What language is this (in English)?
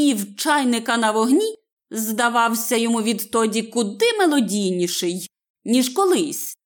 Ukrainian